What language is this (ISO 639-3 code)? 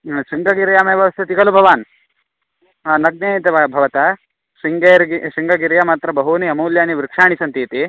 san